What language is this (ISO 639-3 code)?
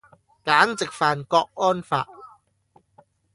yue